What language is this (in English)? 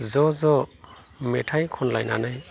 Bodo